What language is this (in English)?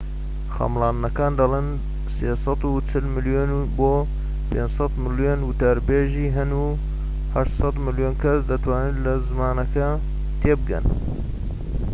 Central Kurdish